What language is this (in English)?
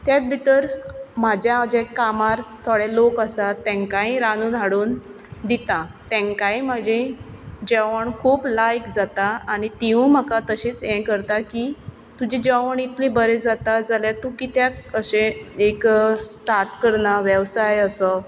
Konkani